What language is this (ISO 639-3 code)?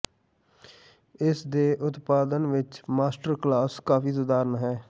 pan